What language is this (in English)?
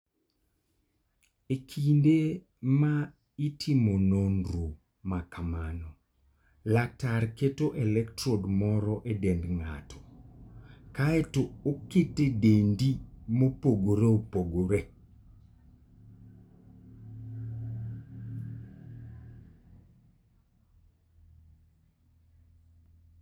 Luo (Kenya and Tanzania)